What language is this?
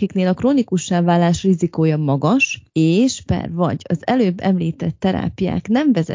Hungarian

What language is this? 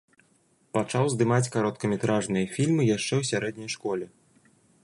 Belarusian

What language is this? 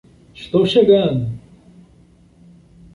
Portuguese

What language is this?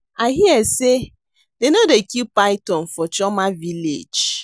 Nigerian Pidgin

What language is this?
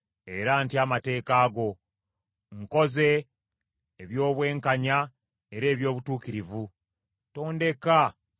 Ganda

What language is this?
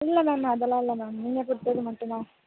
Tamil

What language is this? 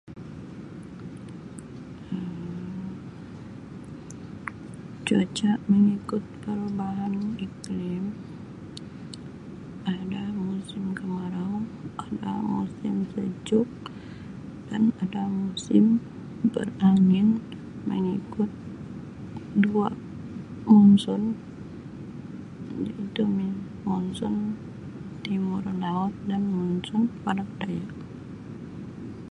Sabah Malay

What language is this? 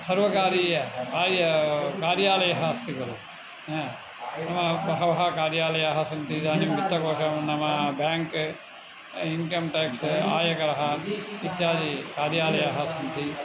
Sanskrit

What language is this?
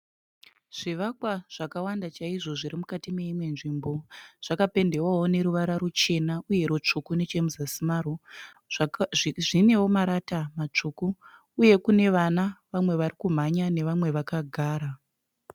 Shona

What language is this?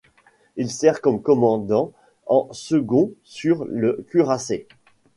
French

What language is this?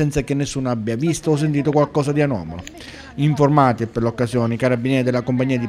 Italian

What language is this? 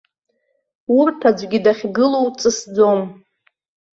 Abkhazian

